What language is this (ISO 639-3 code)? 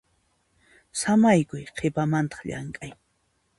qxp